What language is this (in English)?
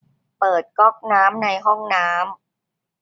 Thai